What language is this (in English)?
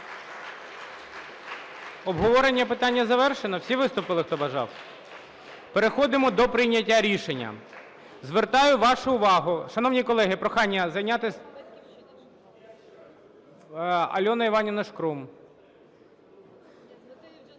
Ukrainian